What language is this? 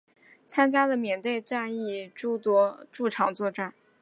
Chinese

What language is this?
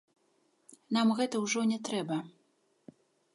Belarusian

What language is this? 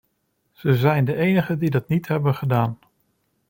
Dutch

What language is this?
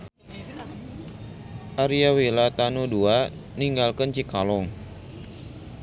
Sundanese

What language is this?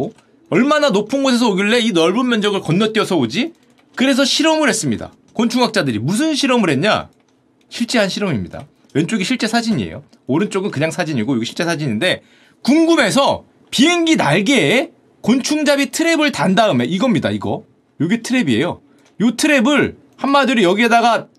Korean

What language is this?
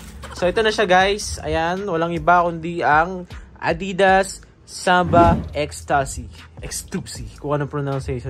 Filipino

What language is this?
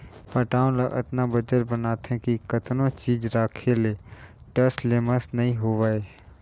Chhattisgarhi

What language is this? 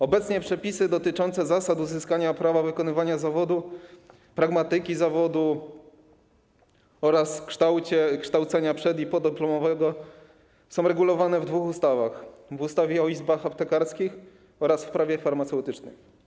Polish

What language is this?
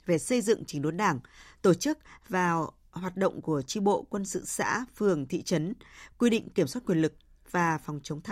Vietnamese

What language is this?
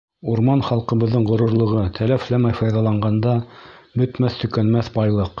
Bashkir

